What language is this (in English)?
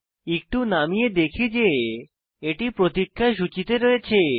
Bangla